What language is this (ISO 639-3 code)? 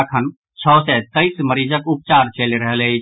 mai